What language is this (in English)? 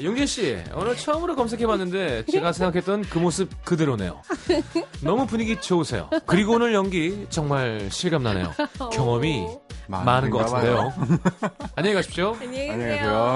Korean